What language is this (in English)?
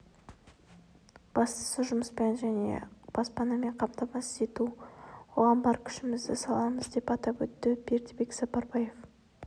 Kazakh